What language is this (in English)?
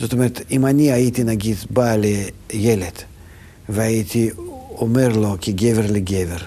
Hebrew